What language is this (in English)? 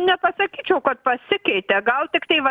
Lithuanian